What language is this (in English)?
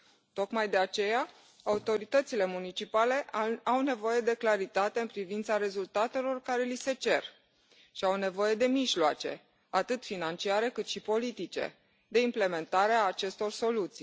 Romanian